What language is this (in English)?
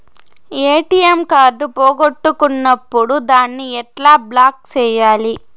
Telugu